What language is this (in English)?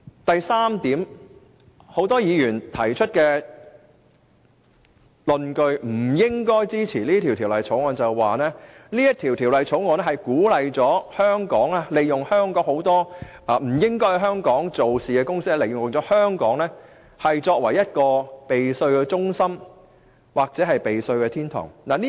Cantonese